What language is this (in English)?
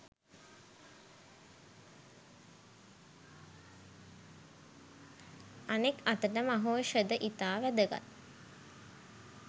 Sinhala